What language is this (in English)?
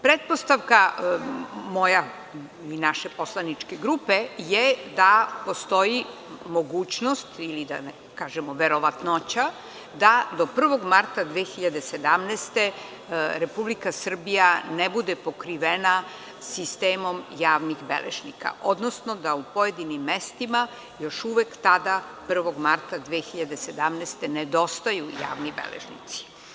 Serbian